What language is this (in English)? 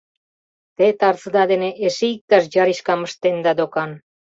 Mari